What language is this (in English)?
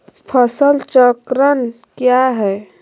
Magahi